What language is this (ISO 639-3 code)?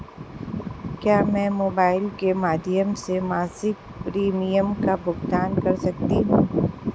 hin